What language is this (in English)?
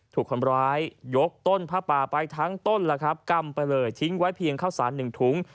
Thai